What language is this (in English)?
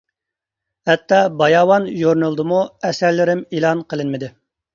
Uyghur